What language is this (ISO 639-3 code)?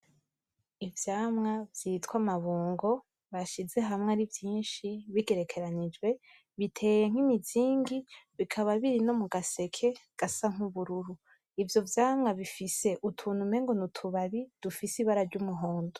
run